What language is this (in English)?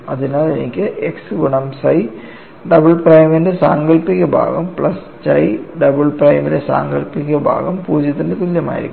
Malayalam